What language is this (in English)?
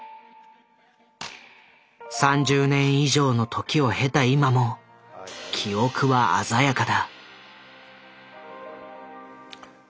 Japanese